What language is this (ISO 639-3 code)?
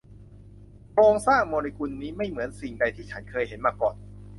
tha